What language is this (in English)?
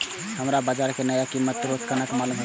Maithili